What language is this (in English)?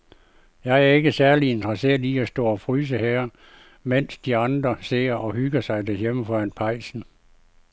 Danish